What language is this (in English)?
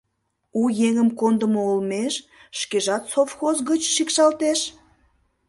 Mari